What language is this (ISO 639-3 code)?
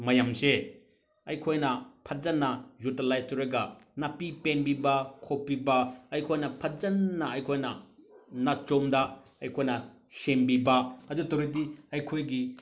mni